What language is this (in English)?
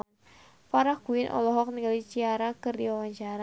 Sundanese